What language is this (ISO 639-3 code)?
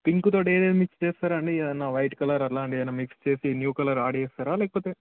tel